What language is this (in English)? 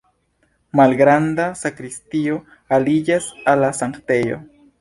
Esperanto